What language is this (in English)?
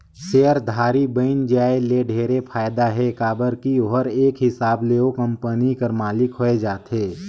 Chhattisgarhi